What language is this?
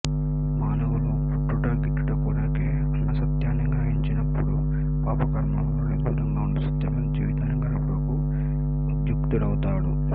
Telugu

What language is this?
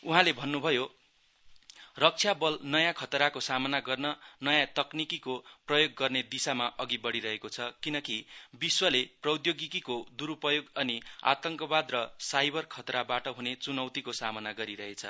Nepali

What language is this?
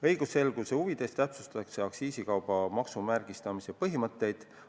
Estonian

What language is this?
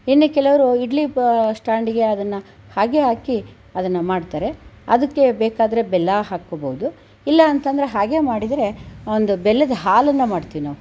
Kannada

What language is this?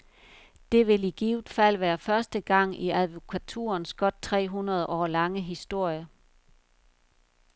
Danish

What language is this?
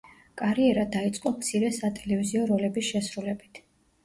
Georgian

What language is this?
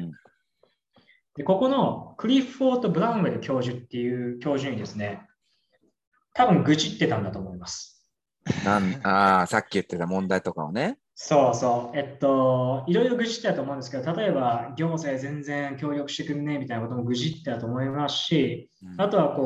Japanese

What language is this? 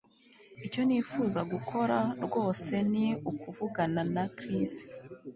Kinyarwanda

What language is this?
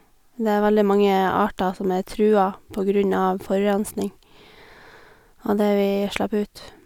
Norwegian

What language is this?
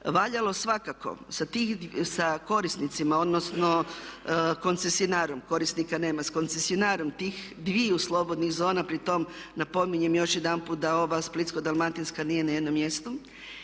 Croatian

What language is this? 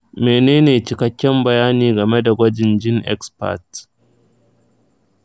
Hausa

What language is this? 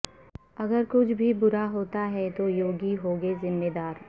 Urdu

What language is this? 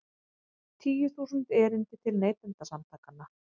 Icelandic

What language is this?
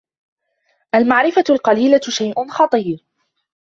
Arabic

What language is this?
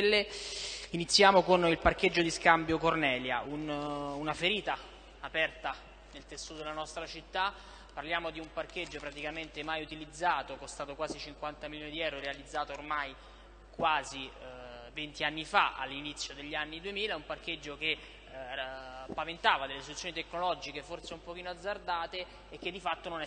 Italian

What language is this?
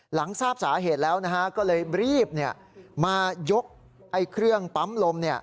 Thai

